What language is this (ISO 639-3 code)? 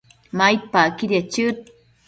mcf